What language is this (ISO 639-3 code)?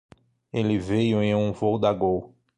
por